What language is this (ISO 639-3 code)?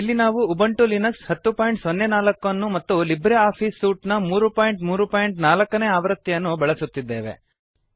kan